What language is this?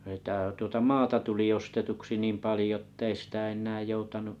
Finnish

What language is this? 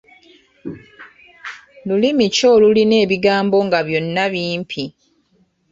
Ganda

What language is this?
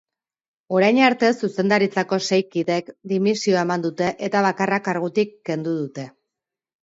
Basque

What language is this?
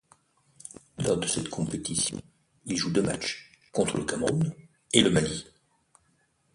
French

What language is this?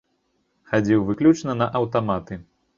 Belarusian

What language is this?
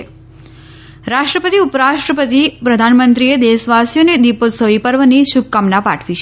Gujarati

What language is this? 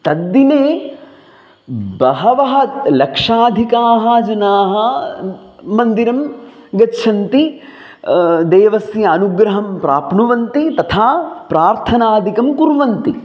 Sanskrit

